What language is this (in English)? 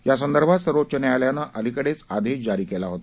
Marathi